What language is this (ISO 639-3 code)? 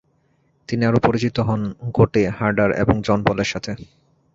ben